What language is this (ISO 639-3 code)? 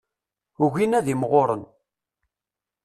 kab